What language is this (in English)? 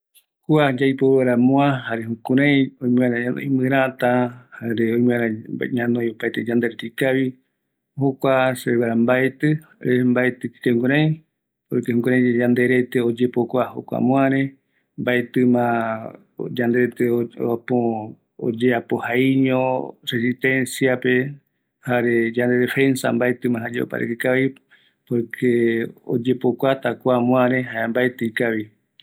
Eastern Bolivian Guaraní